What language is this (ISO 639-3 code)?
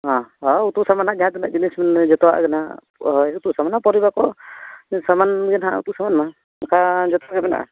sat